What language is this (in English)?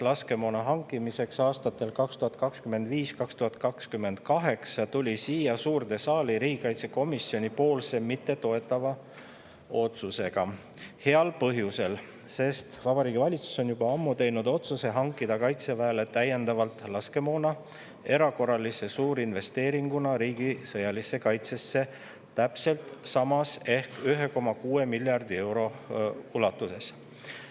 Estonian